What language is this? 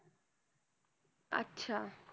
Marathi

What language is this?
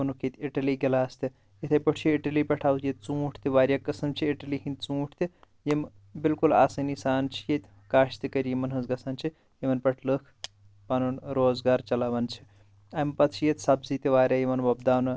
Kashmiri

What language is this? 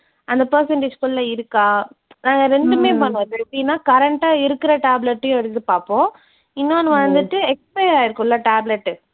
Tamil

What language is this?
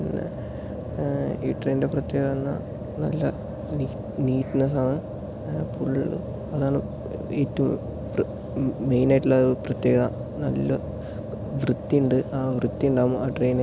Malayalam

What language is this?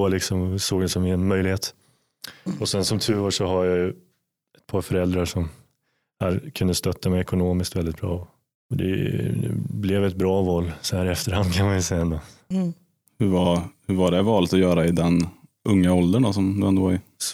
Swedish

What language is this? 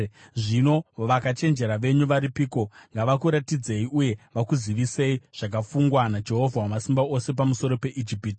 Shona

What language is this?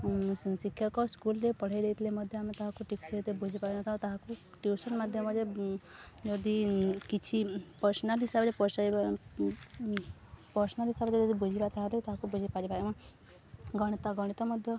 Odia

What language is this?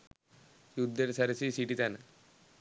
Sinhala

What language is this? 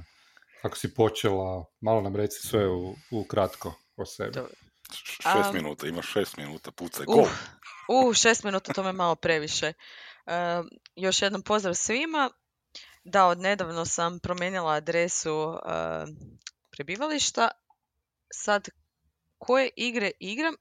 Croatian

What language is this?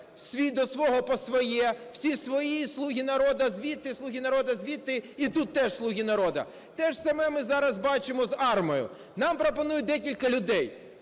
Ukrainian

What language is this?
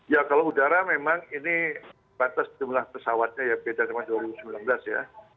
Indonesian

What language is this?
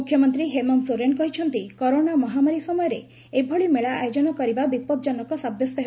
Odia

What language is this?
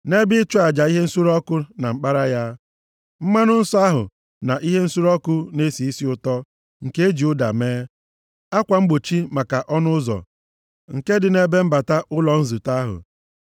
Igbo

